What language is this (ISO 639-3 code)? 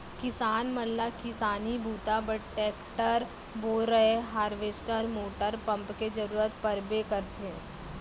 hne